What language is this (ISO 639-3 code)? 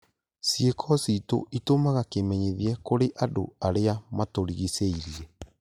kik